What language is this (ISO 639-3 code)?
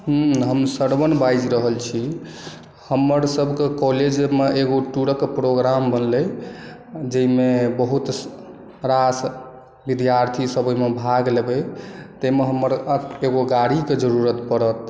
mai